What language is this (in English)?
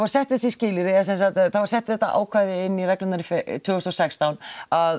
Icelandic